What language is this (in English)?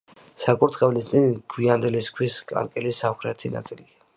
Georgian